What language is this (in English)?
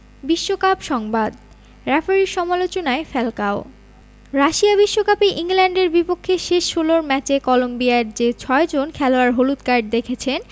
Bangla